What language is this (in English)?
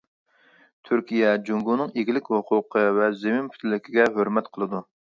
Uyghur